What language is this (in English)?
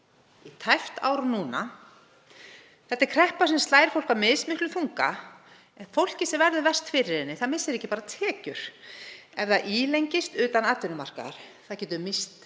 Icelandic